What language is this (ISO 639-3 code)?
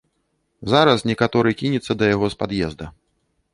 bel